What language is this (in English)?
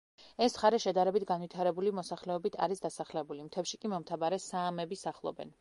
Georgian